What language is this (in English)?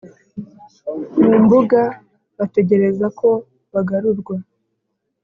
Kinyarwanda